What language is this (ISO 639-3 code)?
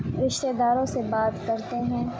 urd